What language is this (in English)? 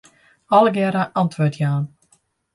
Western Frisian